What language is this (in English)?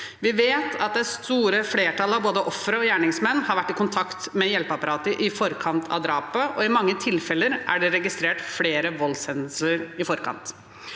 Norwegian